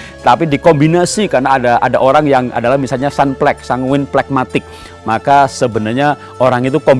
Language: Indonesian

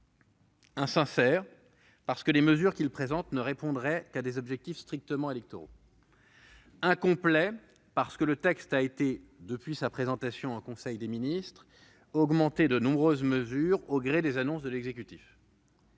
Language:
French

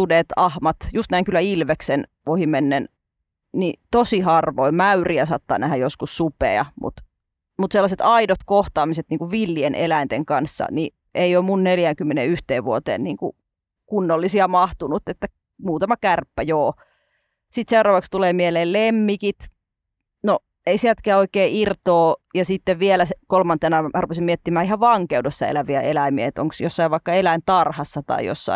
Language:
Finnish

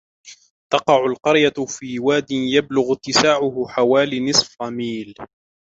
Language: Arabic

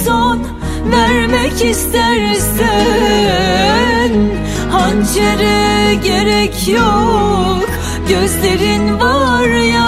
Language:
Turkish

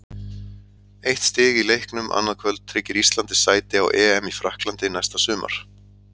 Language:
Icelandic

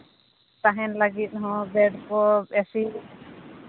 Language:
Santali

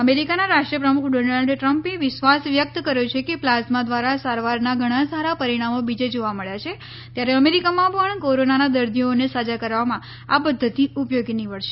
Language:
Gujarati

